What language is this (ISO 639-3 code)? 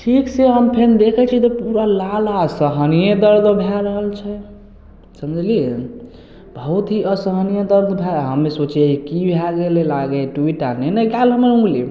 mai